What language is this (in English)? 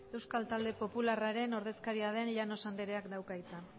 Basque